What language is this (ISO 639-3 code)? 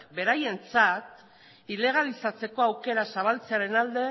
eus